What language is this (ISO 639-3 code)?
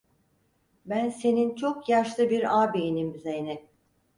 tur